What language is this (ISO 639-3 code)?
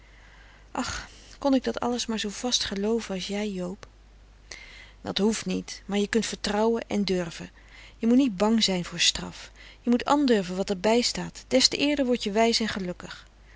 nld